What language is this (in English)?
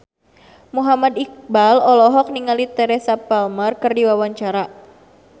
Sundanese